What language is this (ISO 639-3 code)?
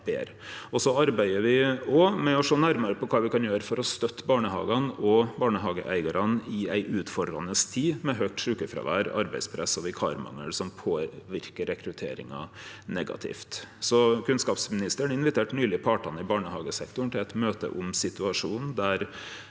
nor